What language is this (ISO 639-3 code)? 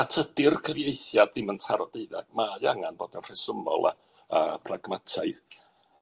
cym